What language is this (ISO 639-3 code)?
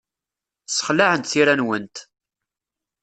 kab